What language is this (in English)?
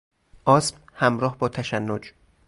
Persian